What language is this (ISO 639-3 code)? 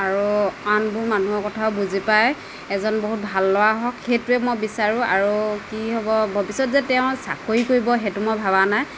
asm